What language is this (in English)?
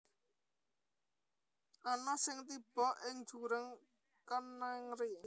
Javanese